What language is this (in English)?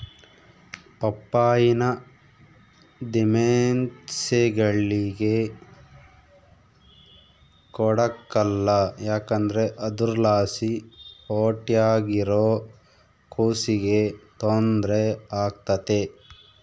Kannada